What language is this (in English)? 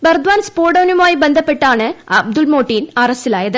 Malayalam